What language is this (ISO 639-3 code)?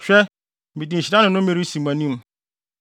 aka